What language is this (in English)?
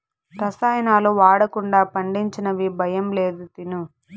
Telugu